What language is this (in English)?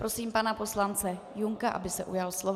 Czech